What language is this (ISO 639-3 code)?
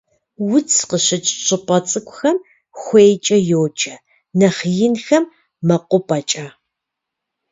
kbd